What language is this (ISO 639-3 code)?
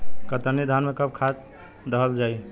bho